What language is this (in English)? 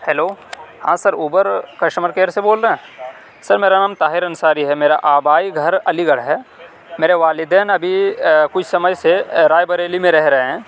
Urdu